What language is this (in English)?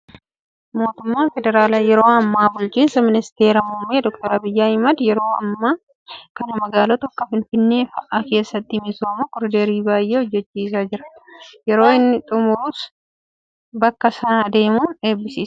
Oromo